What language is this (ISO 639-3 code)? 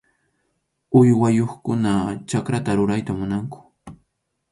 qxu